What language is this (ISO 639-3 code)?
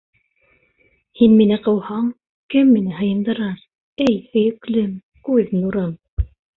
bak